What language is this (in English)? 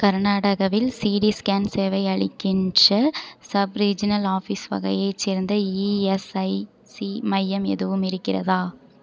Tamil